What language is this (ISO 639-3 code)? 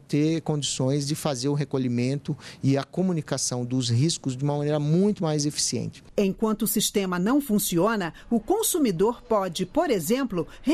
por